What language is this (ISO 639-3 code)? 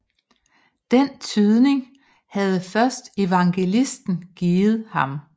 dan